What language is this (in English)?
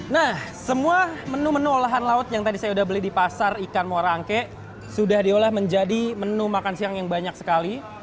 Indonesian